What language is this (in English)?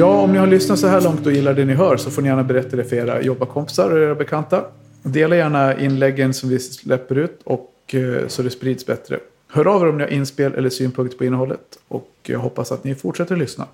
Swedish